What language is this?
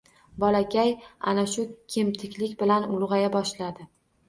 Uzbek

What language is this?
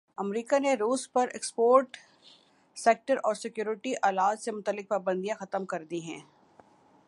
Urdu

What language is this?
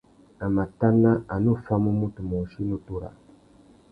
Tuki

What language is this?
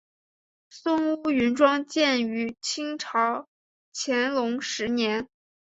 Chinese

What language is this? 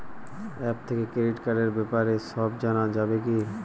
Bangla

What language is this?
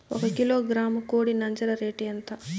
Telugu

